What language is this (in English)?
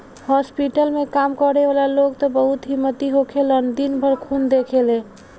Bhojpuri